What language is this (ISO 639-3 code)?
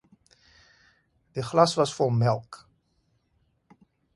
afr